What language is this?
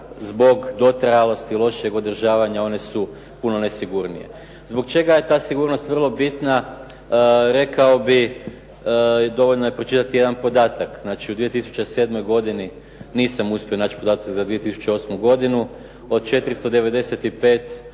Croatian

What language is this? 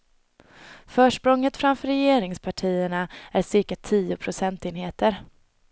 Swedish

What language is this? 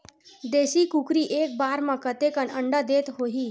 Chhattisgarhi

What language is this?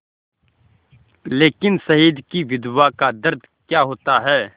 Hindi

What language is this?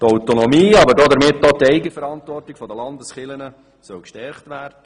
Swiss German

